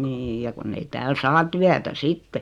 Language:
Finnish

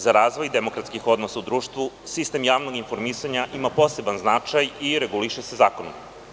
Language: Serbian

